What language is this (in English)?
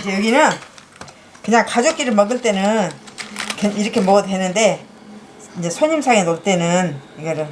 Korean